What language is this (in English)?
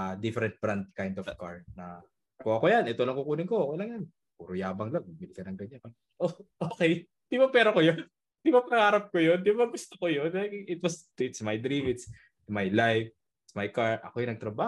Filipino